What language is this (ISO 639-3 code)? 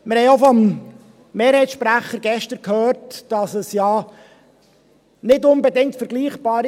gsw